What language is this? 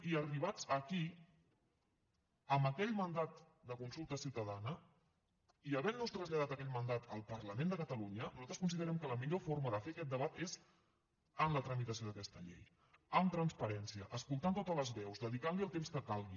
Catalan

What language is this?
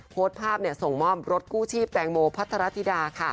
Thai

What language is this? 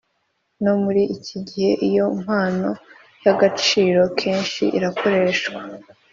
Kinyarwanda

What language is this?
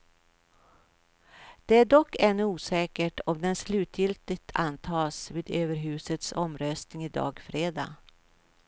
Swedish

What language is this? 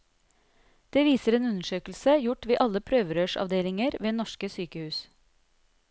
Norwegian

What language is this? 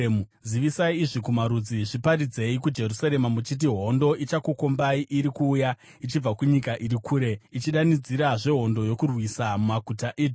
Shona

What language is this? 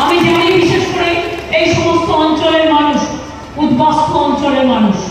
Bangla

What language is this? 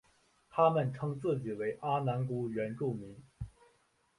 Chinese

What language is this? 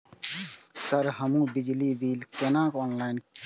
Maithili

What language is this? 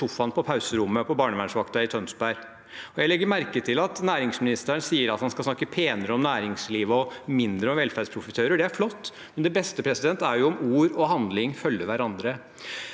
Norwegian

